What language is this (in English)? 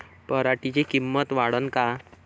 Marathi